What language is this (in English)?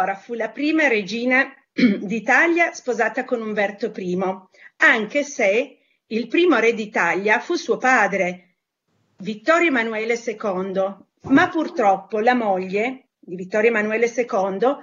Italian